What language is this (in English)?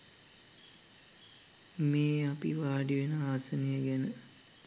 Sinhala